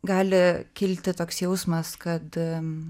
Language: Lithuanian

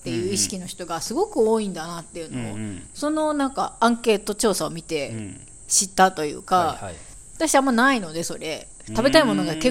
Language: Japanese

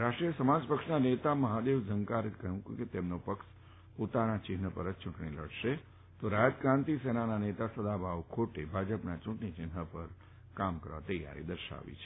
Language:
Gujarati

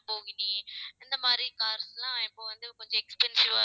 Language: Tamil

